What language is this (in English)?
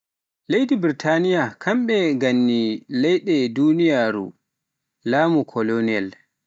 Pular